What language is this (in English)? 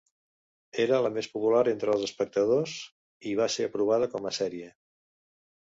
Catalan